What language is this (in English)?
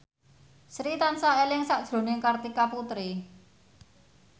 Javanese